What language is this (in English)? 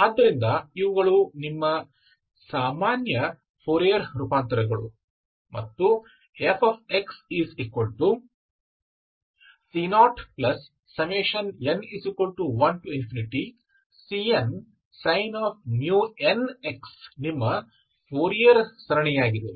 Kannada